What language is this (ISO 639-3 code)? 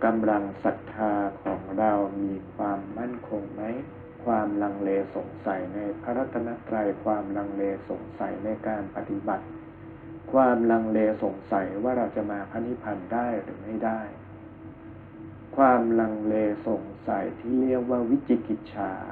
tha